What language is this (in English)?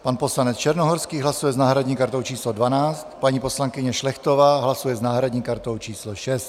Czech